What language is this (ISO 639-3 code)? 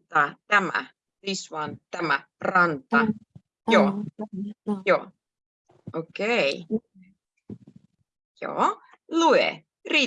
fin